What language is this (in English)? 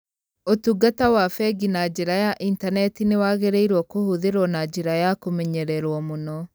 Kikuyu